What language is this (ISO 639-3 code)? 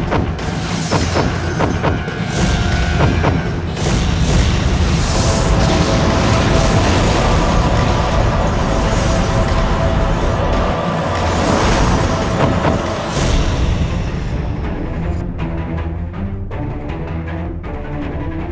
ind